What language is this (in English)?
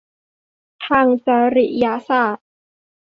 Thai